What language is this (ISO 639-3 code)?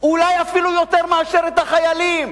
heb